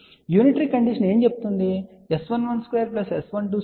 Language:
Telugu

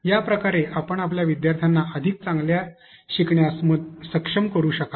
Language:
Marathi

